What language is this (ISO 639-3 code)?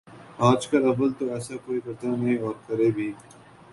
urd